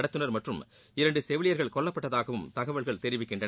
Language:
Tamil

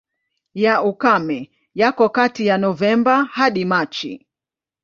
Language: Swahili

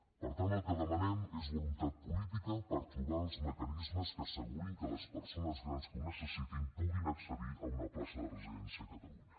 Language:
Catalan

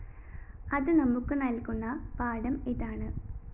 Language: Malayalam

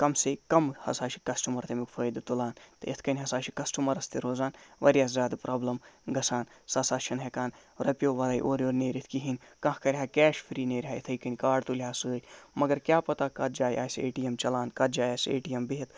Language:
Kashmiri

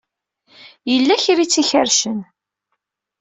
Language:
Kabyle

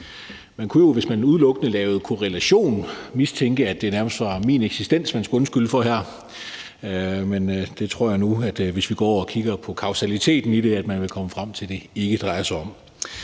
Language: Danish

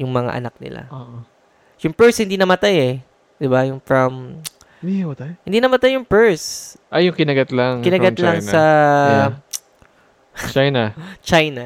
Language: Filipino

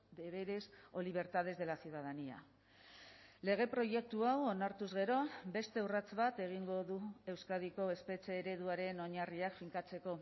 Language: Basque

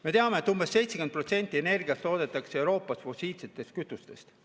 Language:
Estonian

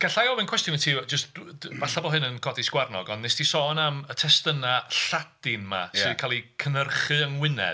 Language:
Welsh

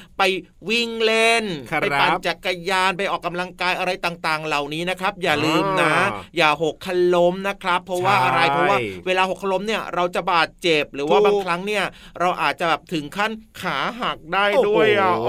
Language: Thai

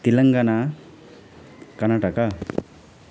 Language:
Nepali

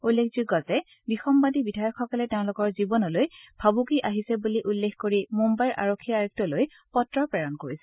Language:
Assamese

